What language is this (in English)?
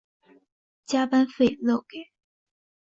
Chinese